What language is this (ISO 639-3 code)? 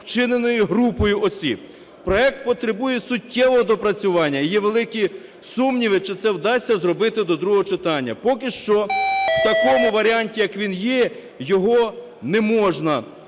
ukr